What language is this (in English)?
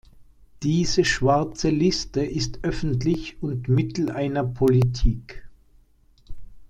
German